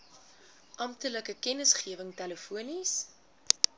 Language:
Afrikaans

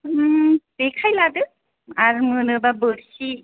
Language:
Bodo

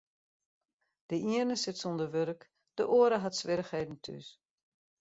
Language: Western Frisian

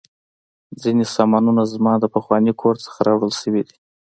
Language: Pashto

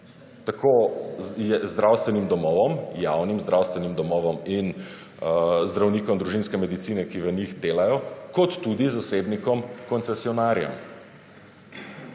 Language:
Slovenian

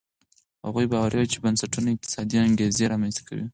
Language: Pashto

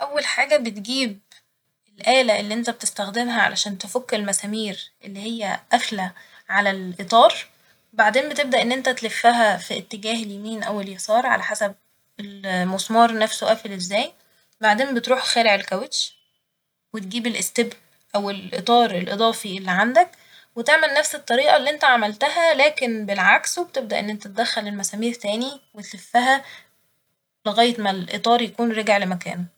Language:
Egyptian Arabic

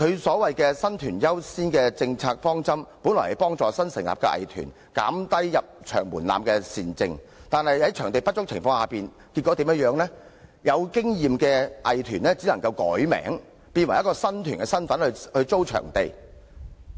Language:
Cantonese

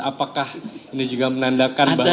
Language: Indonesian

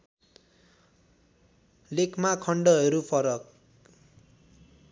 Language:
Nepali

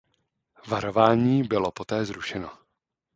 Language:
Czech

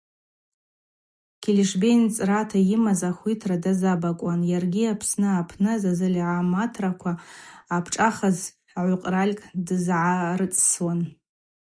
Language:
Abaza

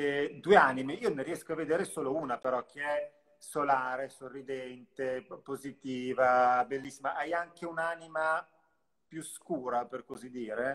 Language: Italian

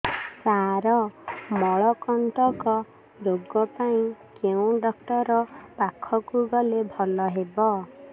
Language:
Odia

